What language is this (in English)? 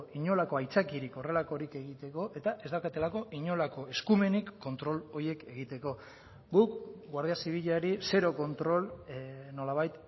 Basque